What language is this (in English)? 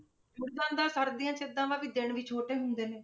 Punjabi